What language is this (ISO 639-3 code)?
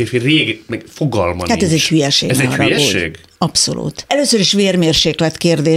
hun